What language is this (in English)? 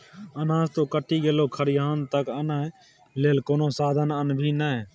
Maithili